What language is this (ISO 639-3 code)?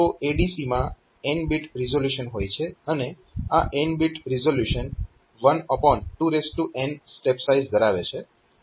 guj